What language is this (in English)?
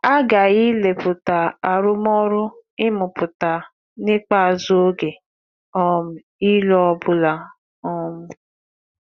Igbo